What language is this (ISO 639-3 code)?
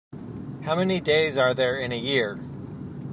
eng